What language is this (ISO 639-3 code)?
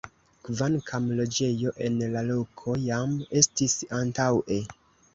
epo